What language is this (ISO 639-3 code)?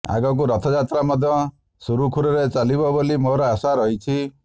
ori